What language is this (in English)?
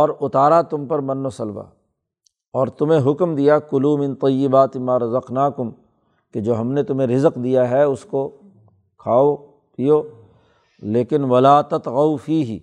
Urdu